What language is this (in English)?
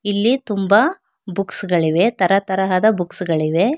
Kannada